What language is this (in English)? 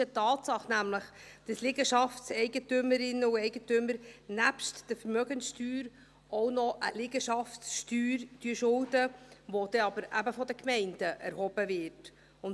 Swiss German